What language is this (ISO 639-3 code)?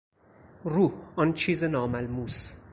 fas